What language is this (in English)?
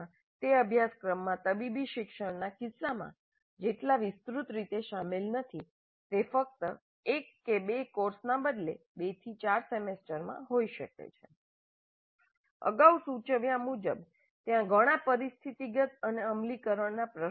Gujarati